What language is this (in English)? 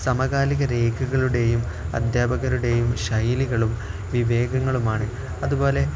Malayalam